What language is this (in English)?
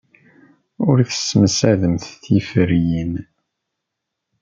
Kabyle